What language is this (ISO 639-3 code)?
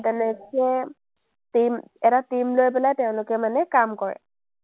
asm